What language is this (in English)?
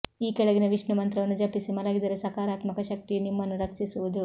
Kannada